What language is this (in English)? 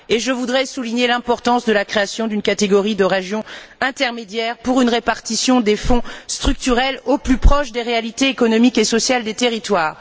French